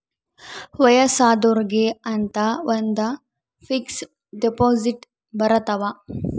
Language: Kannada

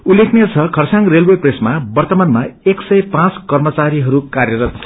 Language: Nepali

